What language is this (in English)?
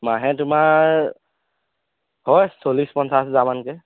Assamese